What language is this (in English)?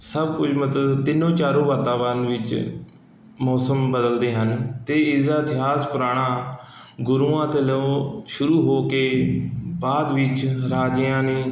Punjabi